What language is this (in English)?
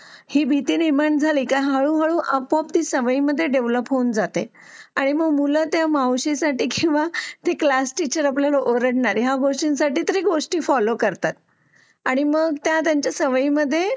Marathi